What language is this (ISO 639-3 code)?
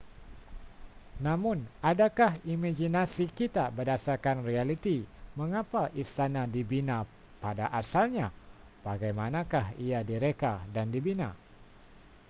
msa